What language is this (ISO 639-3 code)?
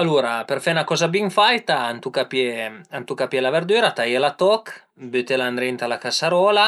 pms